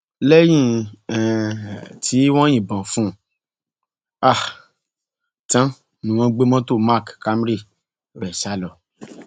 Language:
Yoruba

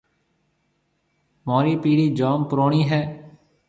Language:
Marwari (Pakistan)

